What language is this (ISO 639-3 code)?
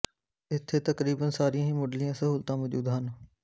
pan